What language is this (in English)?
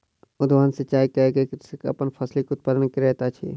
Maithili